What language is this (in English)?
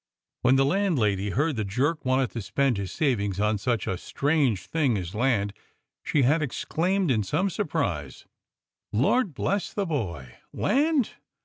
English